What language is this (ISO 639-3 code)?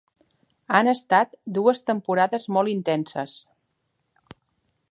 cat